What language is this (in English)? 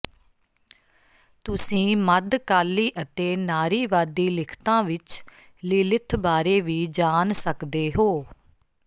Punjabi